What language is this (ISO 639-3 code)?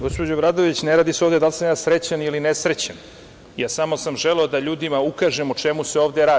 srp